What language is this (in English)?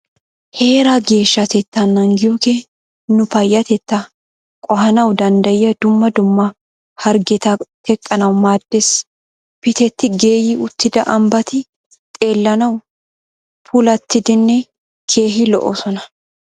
Wolaytta